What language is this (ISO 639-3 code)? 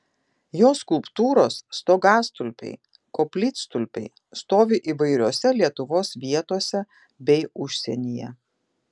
lit